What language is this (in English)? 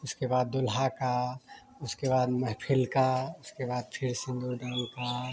Hindi